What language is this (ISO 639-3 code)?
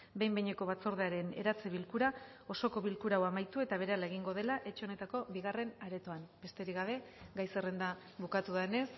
eus